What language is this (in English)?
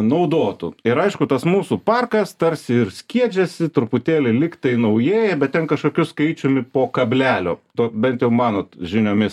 Lithuanian